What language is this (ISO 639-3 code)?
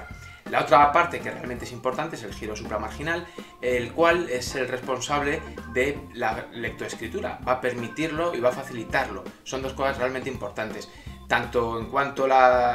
spa